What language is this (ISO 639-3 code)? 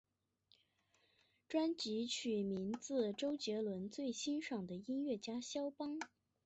zho